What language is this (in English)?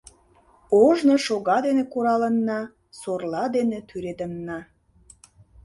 Mari